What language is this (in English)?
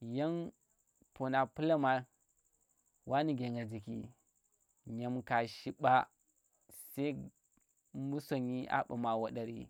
Tera